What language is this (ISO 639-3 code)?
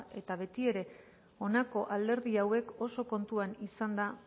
eus